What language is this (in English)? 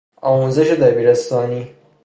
Persian